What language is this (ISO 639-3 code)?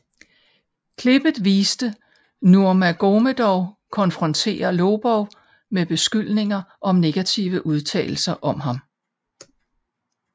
dan